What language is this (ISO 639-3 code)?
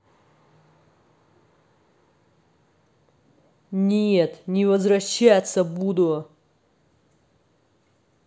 rus